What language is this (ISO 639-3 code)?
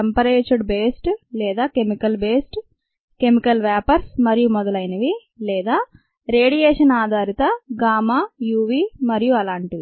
tel